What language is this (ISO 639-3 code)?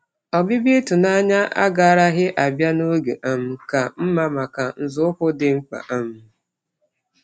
ibo